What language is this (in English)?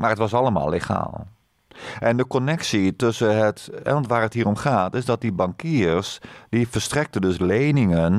Dutch